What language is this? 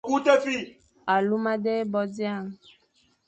Fang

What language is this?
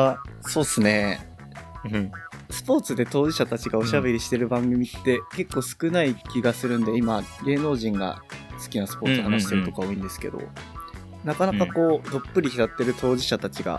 Japanese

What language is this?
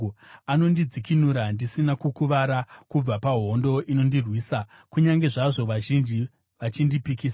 Shona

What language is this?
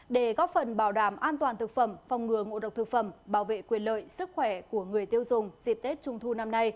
Vietnamese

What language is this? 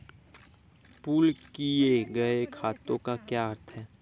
Hindi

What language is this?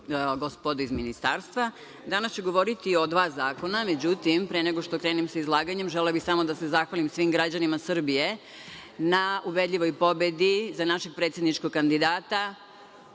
Serbian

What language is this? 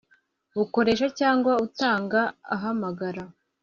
Kinyarwanda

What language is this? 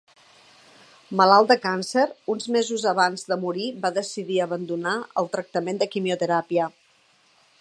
Catalan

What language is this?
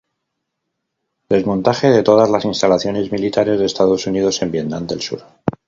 Spanish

